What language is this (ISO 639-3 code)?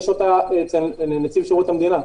heb